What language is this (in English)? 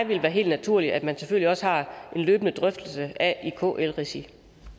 Danish